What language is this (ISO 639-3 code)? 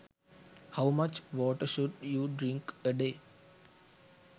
sin